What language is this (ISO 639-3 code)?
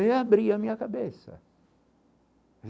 por